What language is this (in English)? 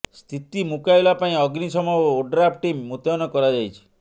Odia